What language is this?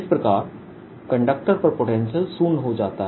Hindi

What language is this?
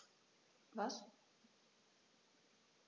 German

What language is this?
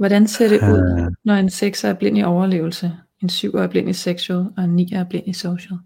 Danish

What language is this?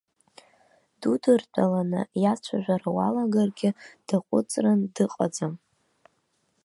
Abkhazian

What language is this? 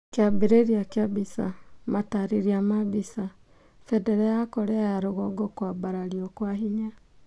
Kikuyu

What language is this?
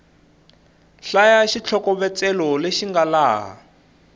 Tsonga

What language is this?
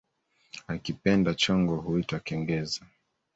Swahili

